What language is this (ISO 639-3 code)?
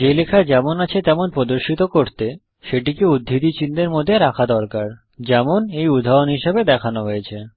ben